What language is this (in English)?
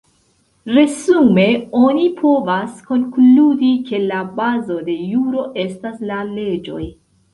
Esperanto